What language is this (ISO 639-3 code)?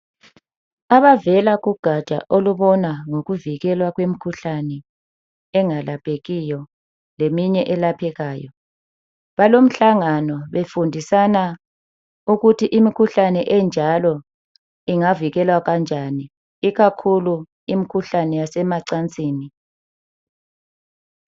nde